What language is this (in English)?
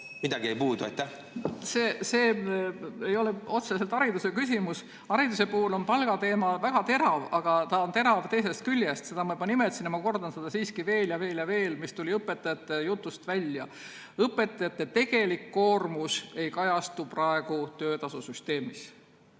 Estonian